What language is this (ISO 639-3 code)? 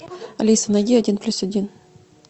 rus